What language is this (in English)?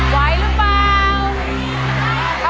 Thai